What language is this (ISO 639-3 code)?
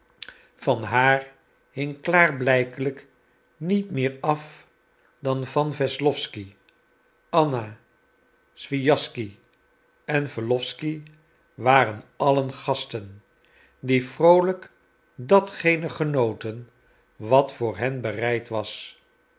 nld